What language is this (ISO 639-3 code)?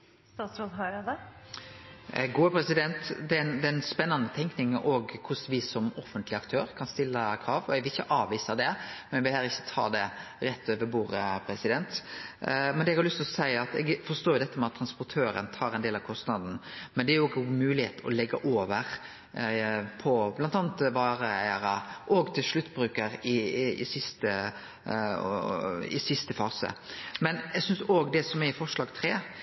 nor